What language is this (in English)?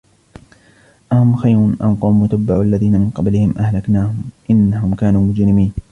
Arabic